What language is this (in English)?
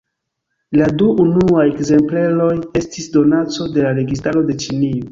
Esperanto